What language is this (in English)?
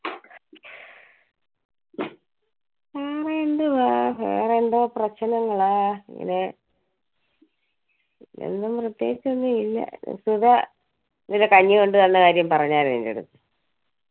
Malayalam